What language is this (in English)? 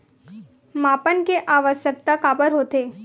Chhattisgarhi